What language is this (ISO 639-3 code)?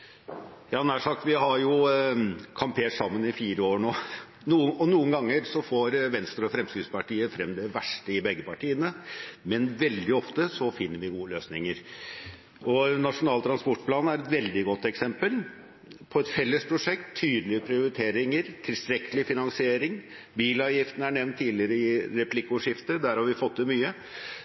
nob